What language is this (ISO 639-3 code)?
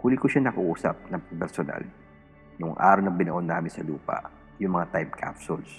fil